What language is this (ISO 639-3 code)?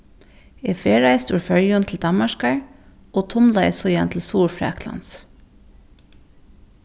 fao